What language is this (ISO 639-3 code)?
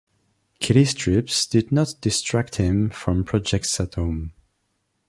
eng